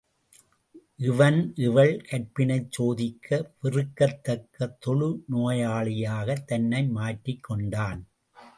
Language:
Tamil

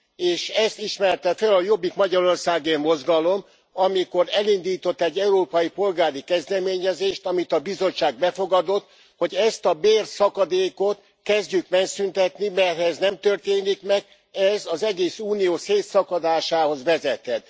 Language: Hungarian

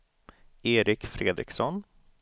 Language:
Swedish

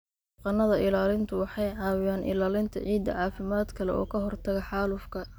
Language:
Somali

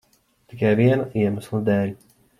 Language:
Latvian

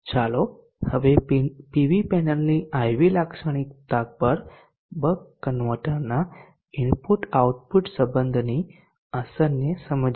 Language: Gujarati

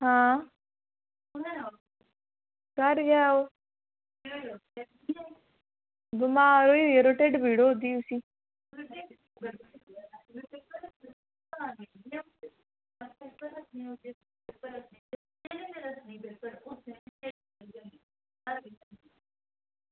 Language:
Dogri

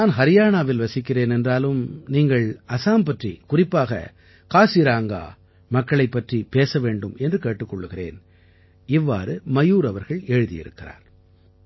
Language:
Tamil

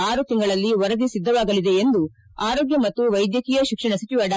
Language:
Kannada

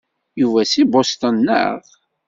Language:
Kabyle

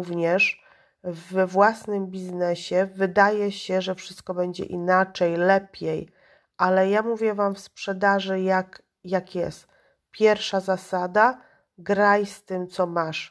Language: Polish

